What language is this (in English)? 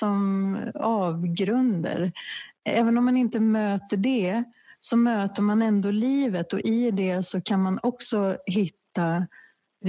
Swedish